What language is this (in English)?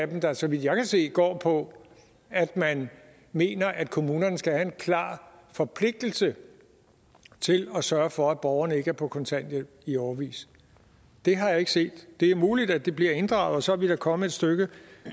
Danish